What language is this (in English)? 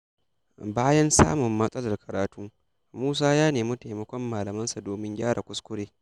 Hausa